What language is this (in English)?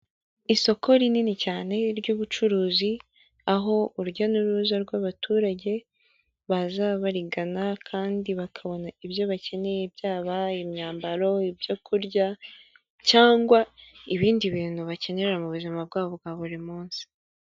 Kinyarwanda